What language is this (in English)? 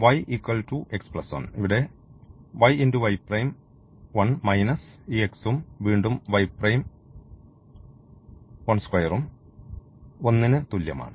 Malayalam